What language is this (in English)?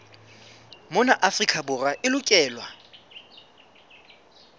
Southern Sotho